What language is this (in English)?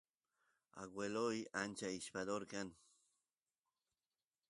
Santiago del Estero Quichua